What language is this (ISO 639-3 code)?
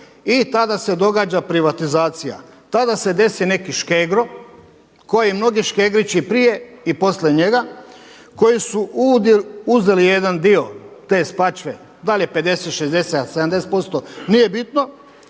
hrv